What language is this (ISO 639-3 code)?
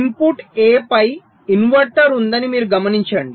tel